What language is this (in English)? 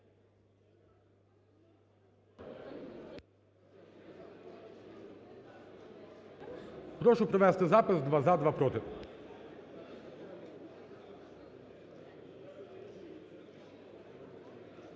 Ukrainian